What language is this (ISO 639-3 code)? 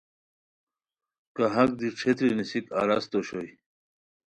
khw